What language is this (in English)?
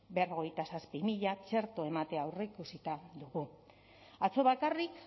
Basque